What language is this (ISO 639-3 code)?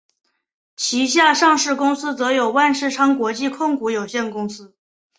zho